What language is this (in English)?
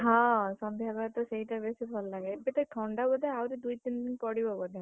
Odia